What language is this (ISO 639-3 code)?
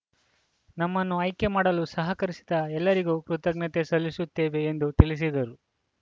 kan